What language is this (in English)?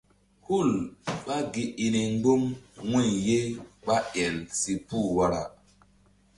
Mbum